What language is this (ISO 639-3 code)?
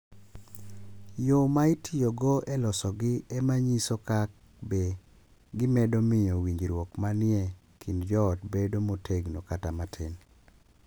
luo